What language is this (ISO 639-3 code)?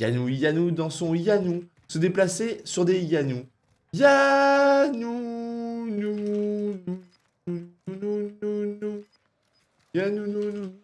fra